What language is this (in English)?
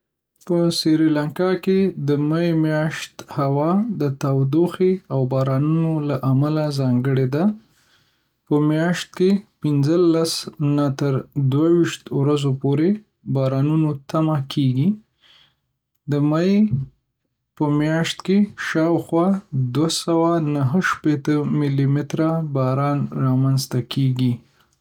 Pashto